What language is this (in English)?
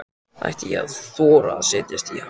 Icelandic